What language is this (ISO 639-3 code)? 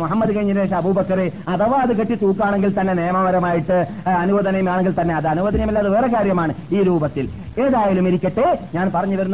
mal